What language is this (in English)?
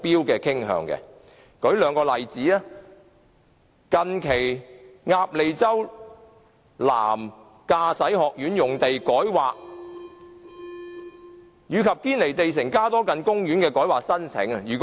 Cantonese